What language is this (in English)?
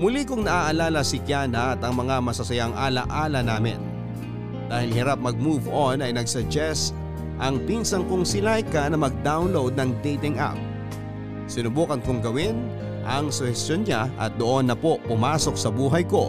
Filipino